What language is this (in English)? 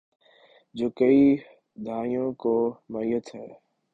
Urdu